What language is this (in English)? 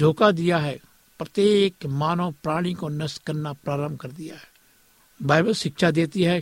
Hindi